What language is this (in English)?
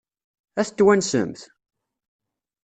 Kabyle